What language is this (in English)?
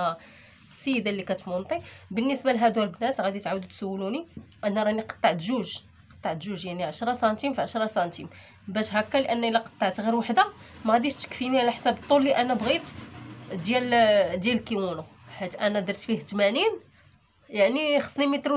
Arabic